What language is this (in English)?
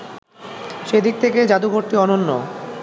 Bangla